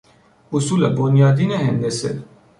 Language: Persian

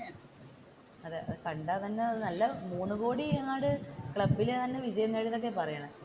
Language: Malayalam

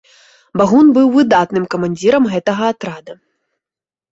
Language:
Belarusian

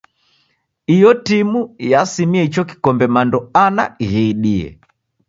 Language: Taita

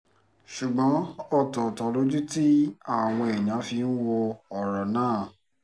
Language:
Yoruba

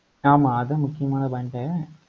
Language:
Tamil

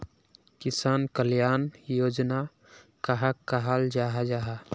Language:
Magahi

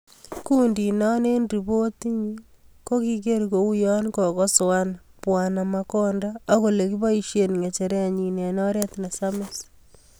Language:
Kalenjin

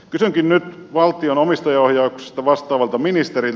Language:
Finnish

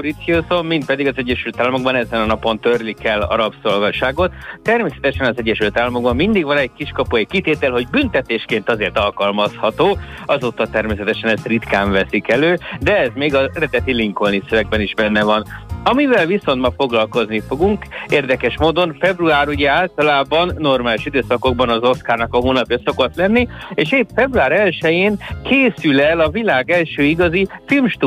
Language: Hungarian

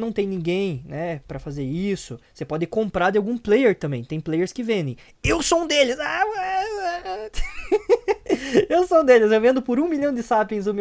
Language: Portuguese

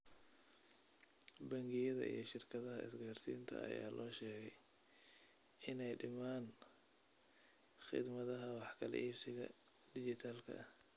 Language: Somali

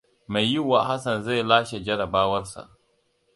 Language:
Hausa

